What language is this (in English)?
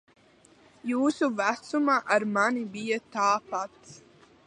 Latvian